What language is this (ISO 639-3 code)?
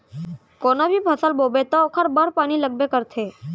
hne